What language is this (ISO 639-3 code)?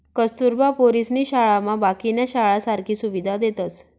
mar